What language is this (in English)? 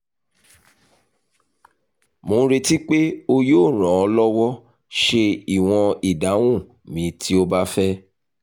Yoruba